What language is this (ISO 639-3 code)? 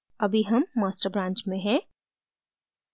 hin